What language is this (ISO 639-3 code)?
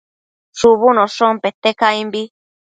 mcf